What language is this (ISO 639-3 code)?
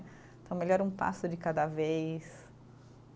por